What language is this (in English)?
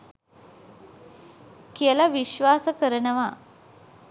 Sinhala